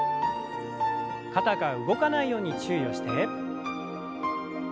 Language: Japanese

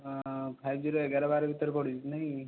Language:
Odia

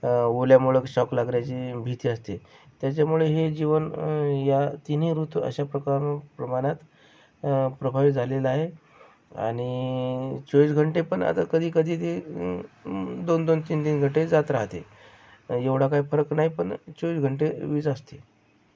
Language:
Marathi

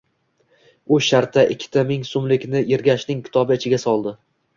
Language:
Uzbek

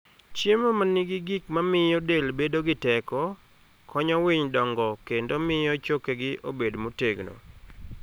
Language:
Luo (Kenya and Tanzania)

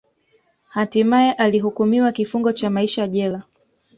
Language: Swahili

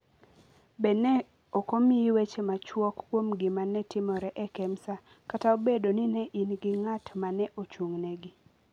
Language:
Luo (Kenya and Tanzania)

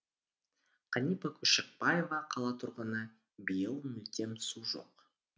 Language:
Kazakh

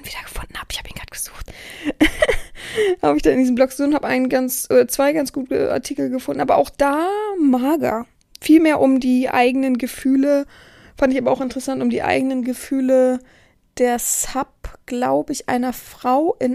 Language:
German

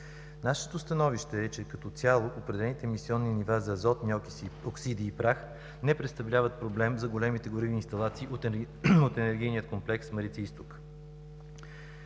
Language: Bulgarian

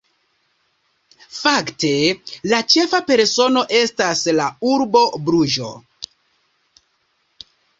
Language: Esperanto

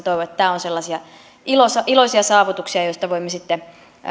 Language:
Finnish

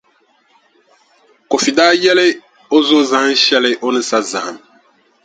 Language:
Dagbani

